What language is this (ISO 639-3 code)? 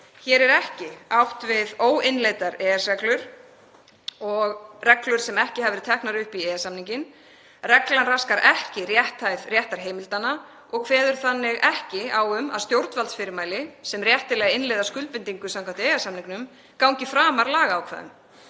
isl